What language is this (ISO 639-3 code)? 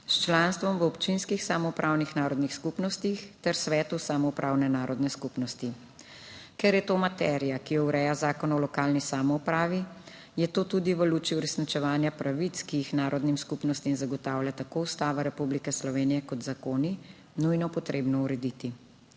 slv